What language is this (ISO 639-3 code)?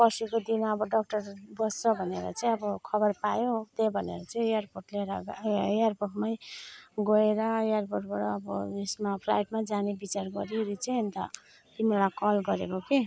nep